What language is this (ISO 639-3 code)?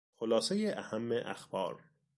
fas